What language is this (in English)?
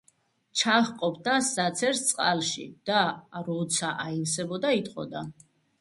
Georgian